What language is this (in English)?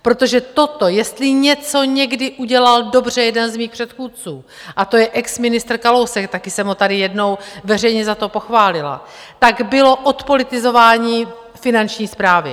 Czech